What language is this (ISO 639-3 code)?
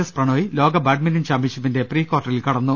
mal